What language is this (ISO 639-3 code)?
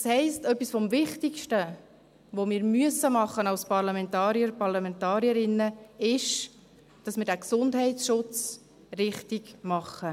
gsw